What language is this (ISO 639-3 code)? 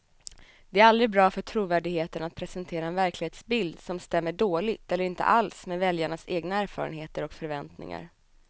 swe